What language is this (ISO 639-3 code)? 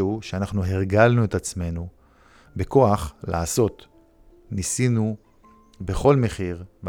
heb